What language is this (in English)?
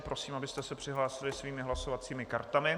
Czech